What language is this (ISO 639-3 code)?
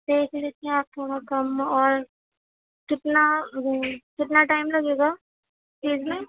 urd